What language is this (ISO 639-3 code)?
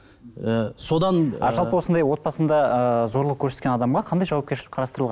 kaz